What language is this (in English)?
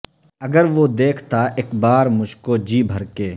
Urdu